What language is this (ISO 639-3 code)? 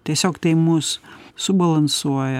lit